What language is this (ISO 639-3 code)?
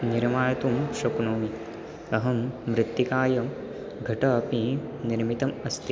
san